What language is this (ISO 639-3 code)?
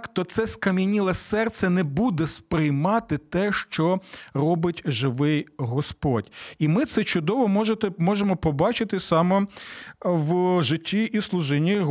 ukr